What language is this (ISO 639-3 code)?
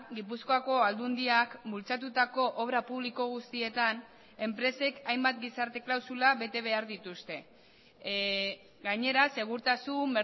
eus